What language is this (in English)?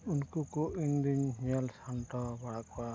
Santali